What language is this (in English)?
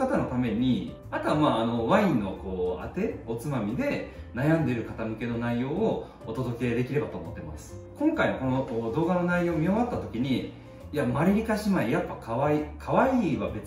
Japanese